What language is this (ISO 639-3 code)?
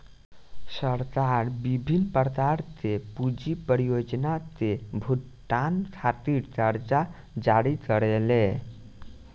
bho